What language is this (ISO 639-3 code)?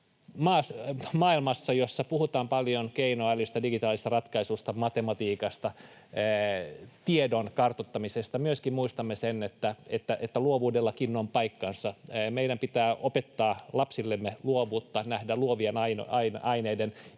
fin